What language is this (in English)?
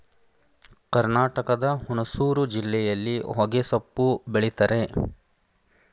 Kannada